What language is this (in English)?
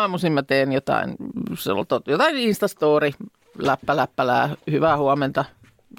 Finnish